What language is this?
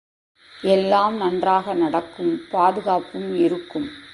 Tamil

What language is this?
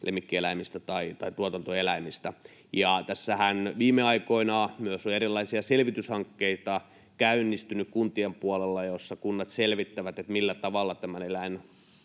Finnish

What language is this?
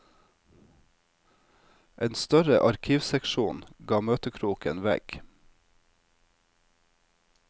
Norwegian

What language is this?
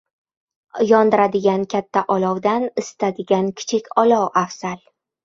Uzbek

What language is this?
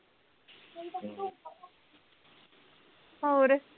Punjabi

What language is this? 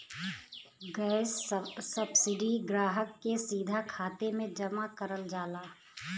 Bhojpuri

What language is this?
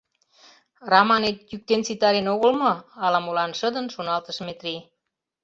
Mari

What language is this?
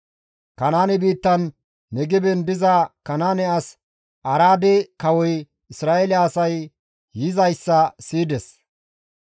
Gamo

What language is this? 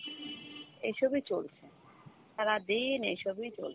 Bangla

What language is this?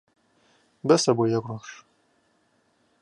Central Kurdish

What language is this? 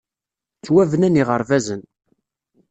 Kabyle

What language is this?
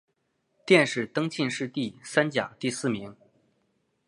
Chinese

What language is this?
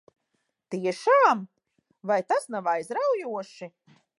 Latvian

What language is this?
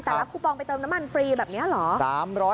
Thai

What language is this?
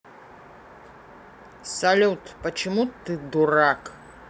Russian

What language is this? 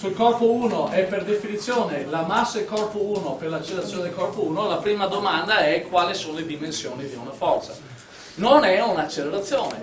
Italian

